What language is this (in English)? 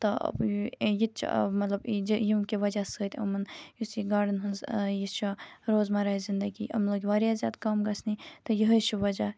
Kashmiri